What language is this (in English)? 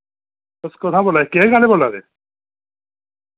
Dogri